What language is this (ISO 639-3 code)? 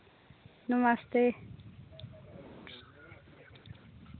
doi